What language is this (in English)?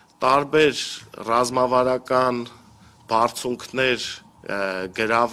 Romanian